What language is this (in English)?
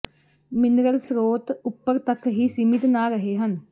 Punjabi